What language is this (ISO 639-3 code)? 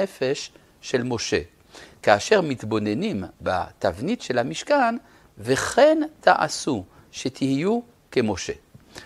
heb